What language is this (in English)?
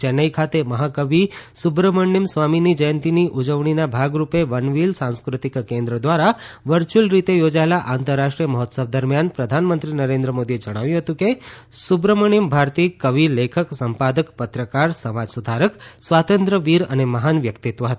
Gujarati